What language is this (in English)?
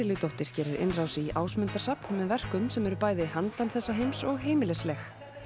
Icelandic